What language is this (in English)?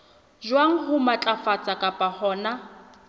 Southern Sotho